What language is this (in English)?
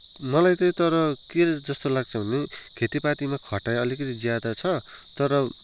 Nepali